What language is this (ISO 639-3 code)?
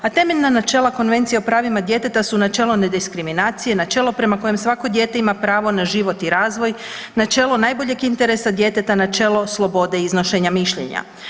hrv